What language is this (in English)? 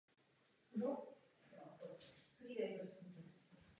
Czech